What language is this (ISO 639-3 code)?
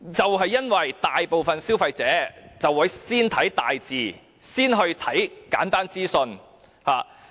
yue